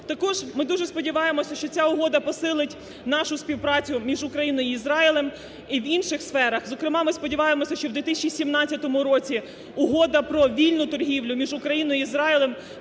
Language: Ukrainian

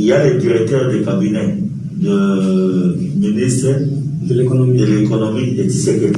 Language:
French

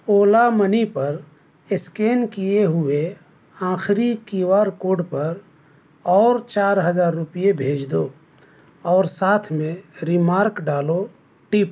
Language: Urdu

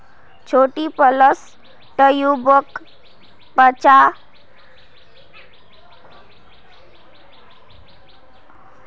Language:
Magahi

